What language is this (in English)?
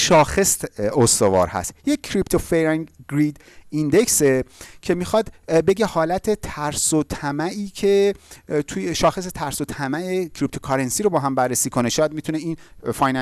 Persian